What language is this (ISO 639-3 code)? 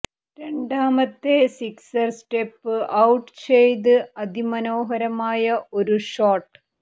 mal